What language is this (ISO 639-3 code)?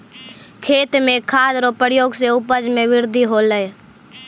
mai